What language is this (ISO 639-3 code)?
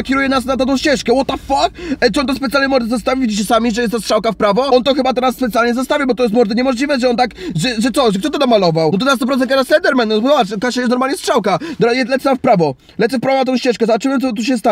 pol